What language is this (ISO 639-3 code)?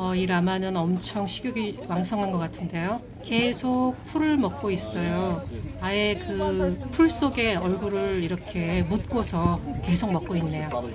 kor